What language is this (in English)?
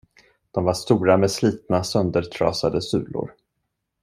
Swedish